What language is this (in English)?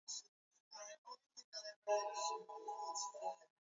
Swahili